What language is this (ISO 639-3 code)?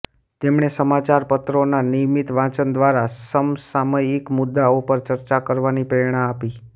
guj